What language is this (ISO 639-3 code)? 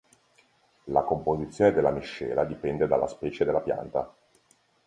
ita